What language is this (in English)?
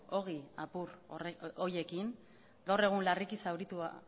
Basque